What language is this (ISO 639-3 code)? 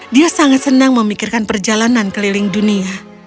ind